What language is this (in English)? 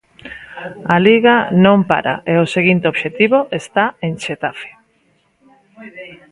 Galician